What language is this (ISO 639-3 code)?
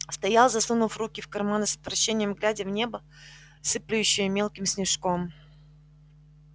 rus